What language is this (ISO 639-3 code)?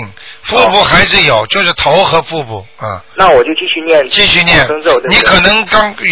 zho